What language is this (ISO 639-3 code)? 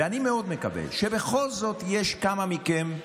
heb